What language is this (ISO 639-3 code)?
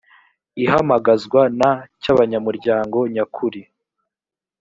kin